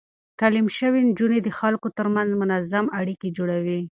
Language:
Pashto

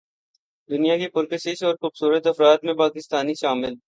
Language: Urdu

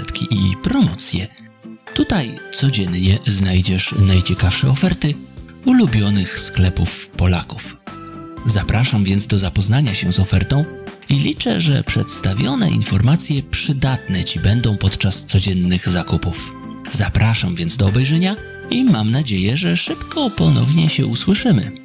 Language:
Polish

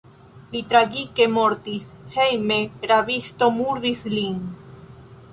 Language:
Esperanto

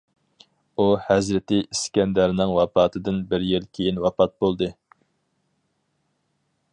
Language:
Uyghur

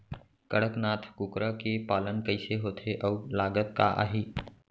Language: Chhattisgarhi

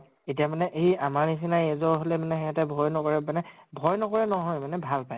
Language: Assamese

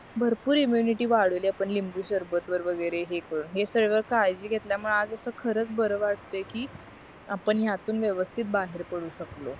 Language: Marathi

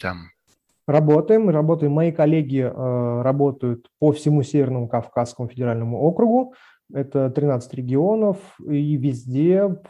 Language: Russian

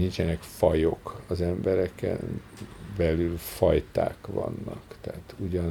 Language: Hungarian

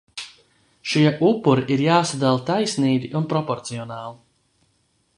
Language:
Latvian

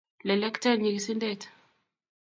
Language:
Kalenjin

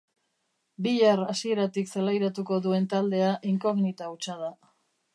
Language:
Basque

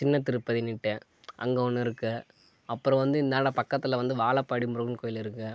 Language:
Tamil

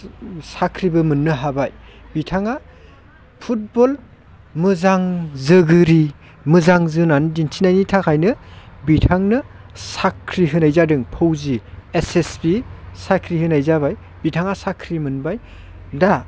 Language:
Bodo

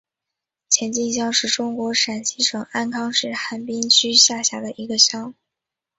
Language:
Chinese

